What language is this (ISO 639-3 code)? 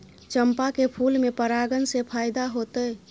mai